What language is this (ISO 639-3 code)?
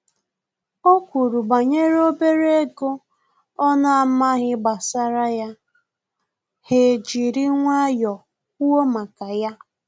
ibo